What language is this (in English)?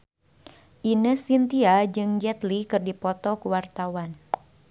Sundanese